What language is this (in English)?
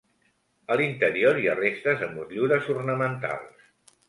Catalan